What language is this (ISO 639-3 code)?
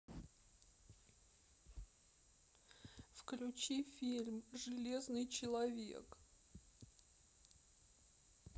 rus